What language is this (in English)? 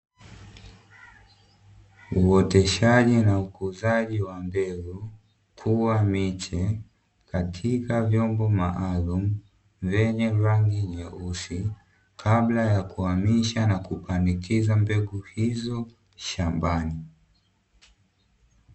Swahili